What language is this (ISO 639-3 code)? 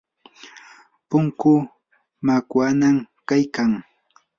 qur